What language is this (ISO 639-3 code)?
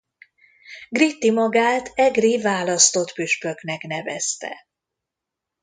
hun